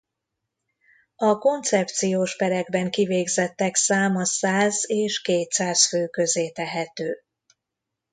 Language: Hungarian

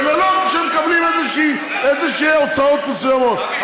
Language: Hebrew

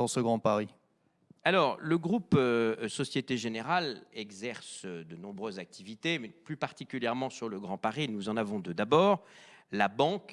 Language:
French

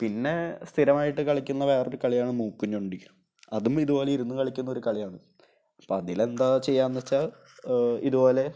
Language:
Malayalam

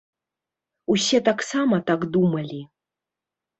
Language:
Belarusian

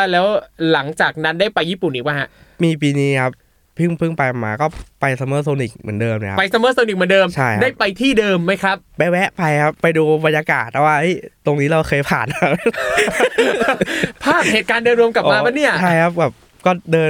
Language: Thai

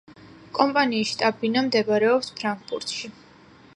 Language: Georgian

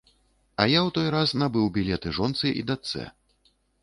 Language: Belarusian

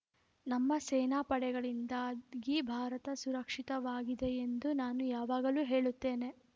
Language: Kannada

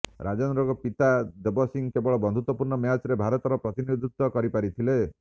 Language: Odia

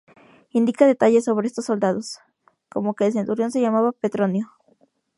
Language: Spanish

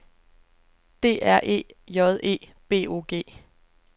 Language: Danish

